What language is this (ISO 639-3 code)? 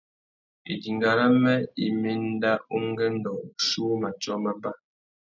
bag